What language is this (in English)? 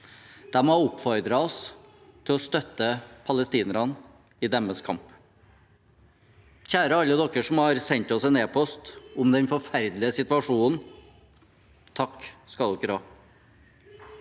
Norwegian